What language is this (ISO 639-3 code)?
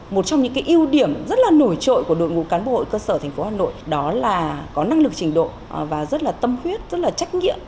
vie